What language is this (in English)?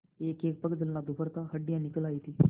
Hindi